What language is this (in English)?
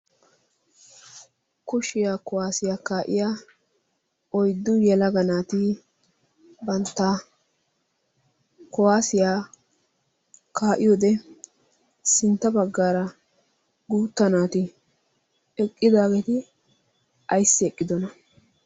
Wolaytta